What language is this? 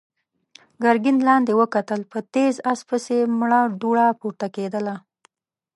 Pashto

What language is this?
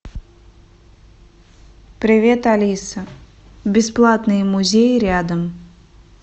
Russian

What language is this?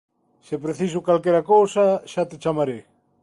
Galician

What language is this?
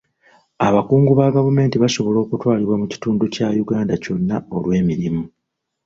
Ganda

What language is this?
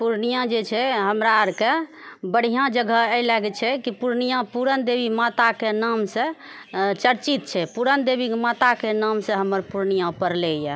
Maithili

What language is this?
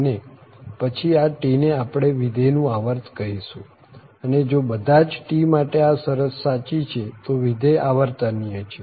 Gujarati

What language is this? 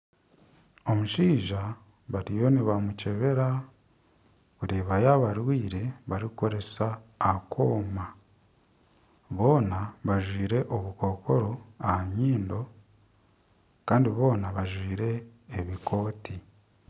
Nyankole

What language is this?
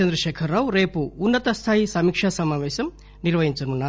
Telugu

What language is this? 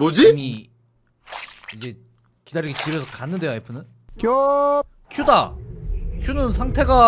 Korean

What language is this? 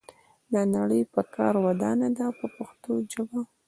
Pashto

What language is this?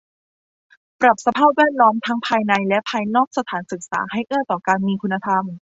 Thai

